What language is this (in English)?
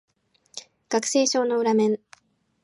Japanese